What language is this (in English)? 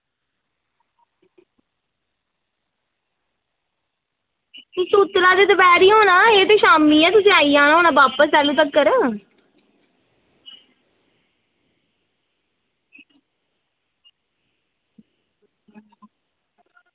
Dogri